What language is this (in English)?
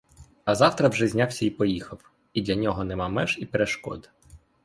Ukrainian